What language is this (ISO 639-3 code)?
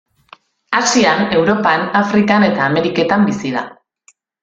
eus